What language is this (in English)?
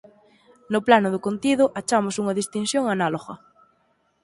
Galician